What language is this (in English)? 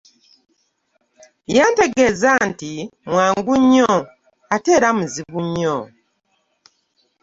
Ganda